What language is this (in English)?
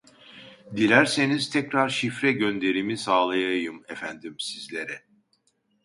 Turkish